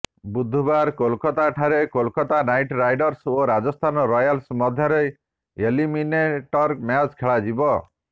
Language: Odia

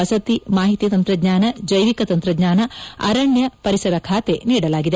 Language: Kannada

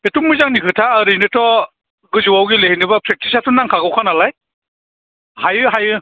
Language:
Bodo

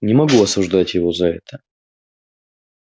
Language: Russian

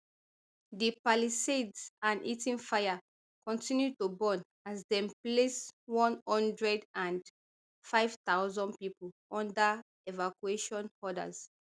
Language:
Nigerian Pidgin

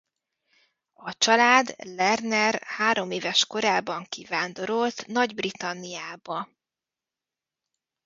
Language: Hungarian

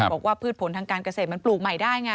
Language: Thai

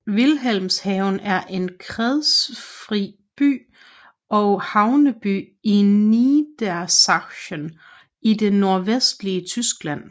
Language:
Danish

